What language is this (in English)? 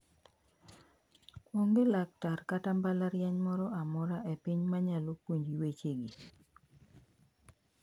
Luo (Kenya and Tanzania)